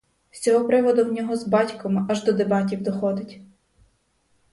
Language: Ukrainian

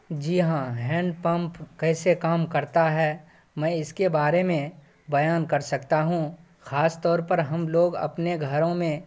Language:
Urdu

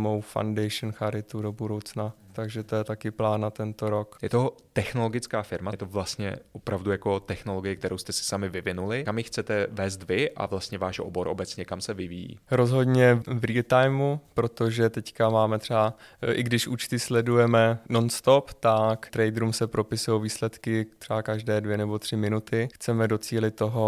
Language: Czech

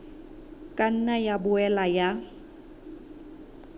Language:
Southern Sotho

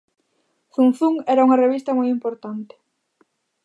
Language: Galician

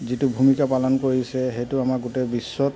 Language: Assamese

